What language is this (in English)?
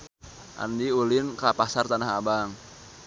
Sundanese